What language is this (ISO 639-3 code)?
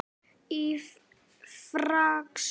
isl